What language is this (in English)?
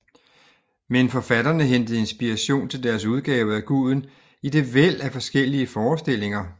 Danish